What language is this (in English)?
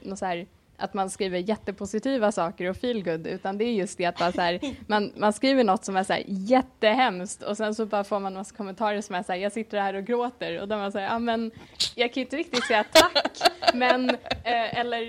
Swedish